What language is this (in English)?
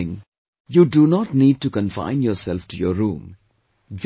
English